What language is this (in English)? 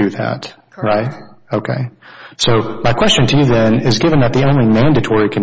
English